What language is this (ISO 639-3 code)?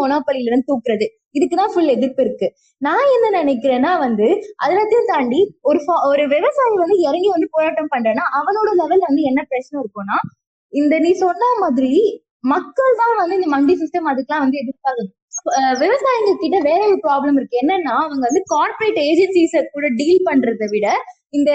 tam